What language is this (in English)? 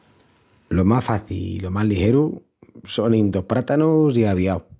Extremaduran